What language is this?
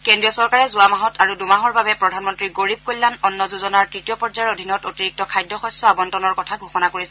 Assamese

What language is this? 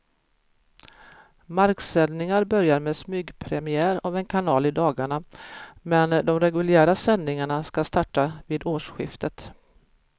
Swedish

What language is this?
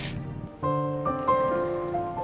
Indonesian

